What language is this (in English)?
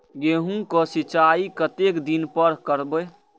Maithili